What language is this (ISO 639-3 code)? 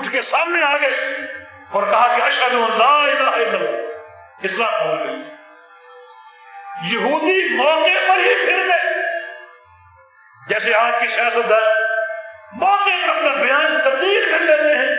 urd